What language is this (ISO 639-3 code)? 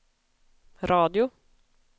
swe